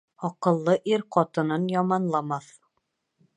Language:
Bashkir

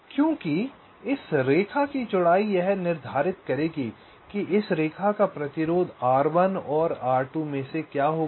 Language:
Hindi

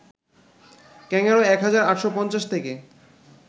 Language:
Bangla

